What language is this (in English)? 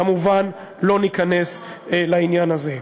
Hebrew